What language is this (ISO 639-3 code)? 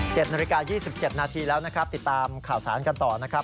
tha